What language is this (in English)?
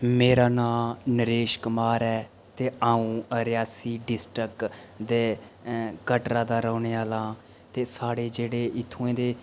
Dogri